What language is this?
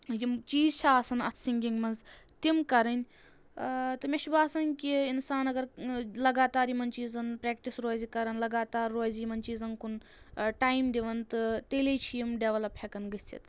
Kashmiri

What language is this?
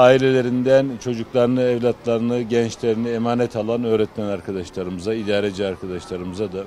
Turkish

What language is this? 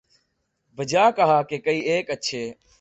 Urdu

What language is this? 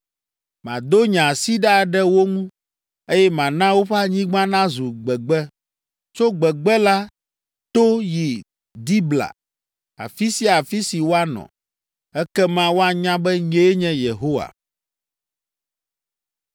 Ewe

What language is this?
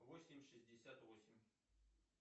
Russian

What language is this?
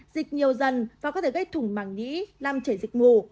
Vietnamese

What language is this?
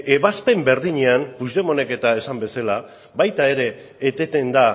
Basque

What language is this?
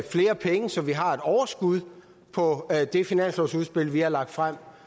Danish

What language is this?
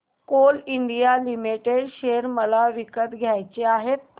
Marathi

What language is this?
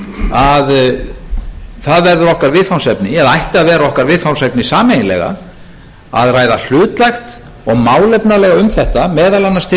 Icelandic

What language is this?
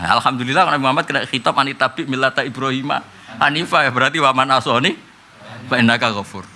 Indonesian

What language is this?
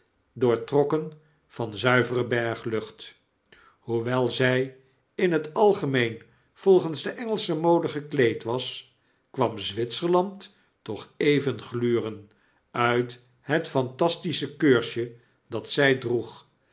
Dutch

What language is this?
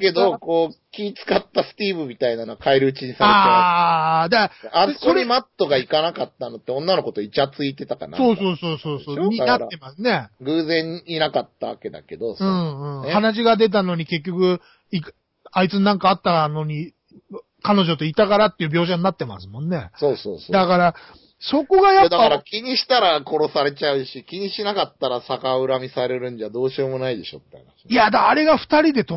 Japanese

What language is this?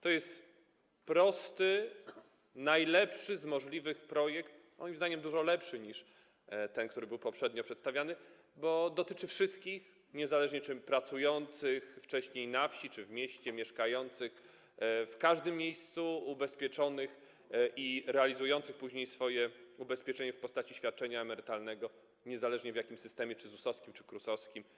Polish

